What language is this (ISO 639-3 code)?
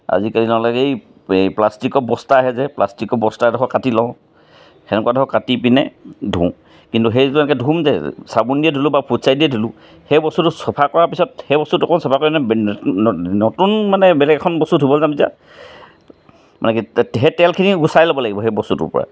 asm